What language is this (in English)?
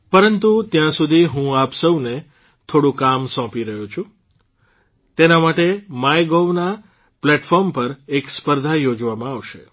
Gujarati